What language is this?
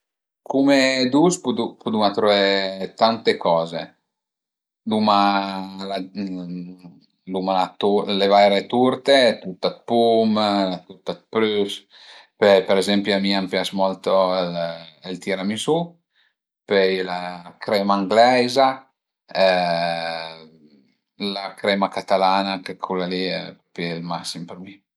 Piedmontese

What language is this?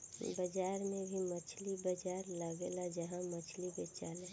Bhojpuri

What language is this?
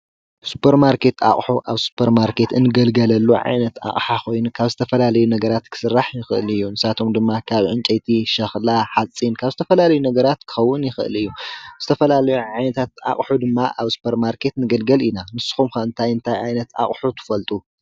Tigrinya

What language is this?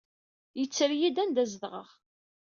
Kabyle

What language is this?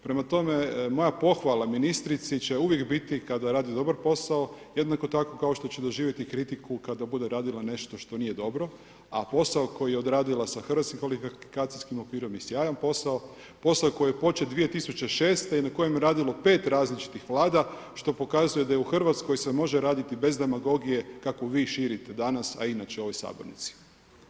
Croatian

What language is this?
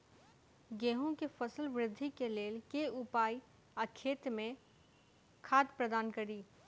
Maithili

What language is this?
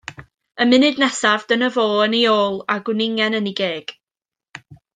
Welsh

